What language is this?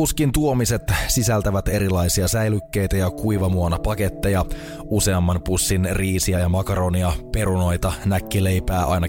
Finnish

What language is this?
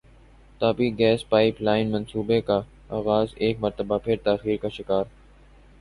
Urdu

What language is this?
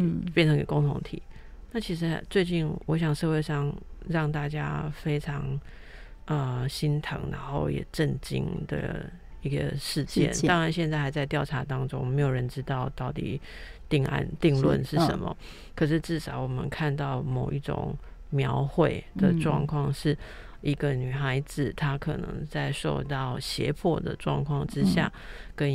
Chinese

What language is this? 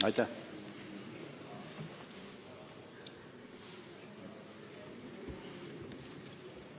Estonian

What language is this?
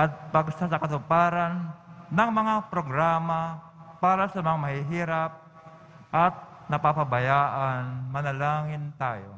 Filipino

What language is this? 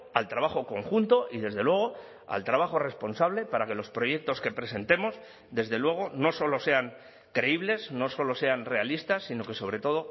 Spanish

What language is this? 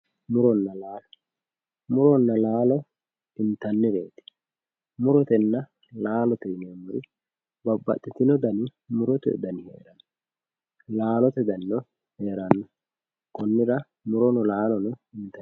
Sidamo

